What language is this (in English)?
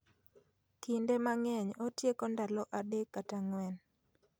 Luo (Kenya and Tanzania)